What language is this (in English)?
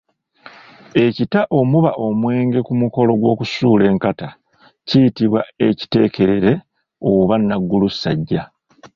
Ganda